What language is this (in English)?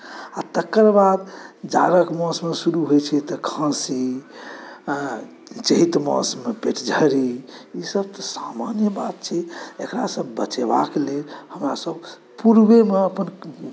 Maithili